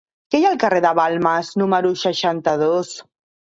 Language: Catalan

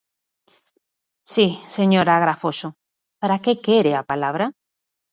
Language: Galician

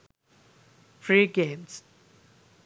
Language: Sinhala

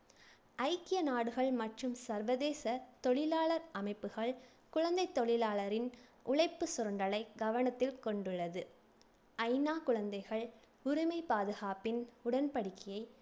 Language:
Tamil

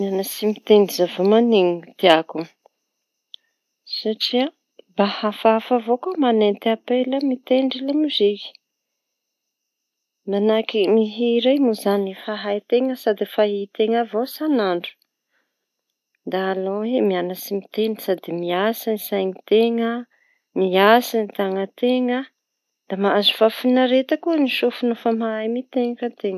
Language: Tanosy Malagasy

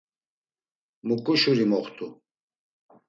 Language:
Laz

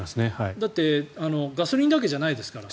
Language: Japanese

